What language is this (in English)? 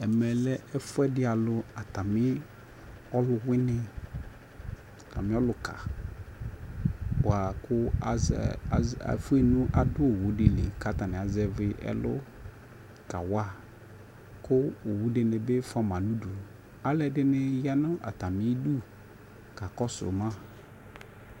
Ikposo